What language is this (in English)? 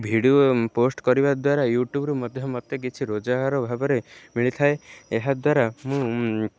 Odia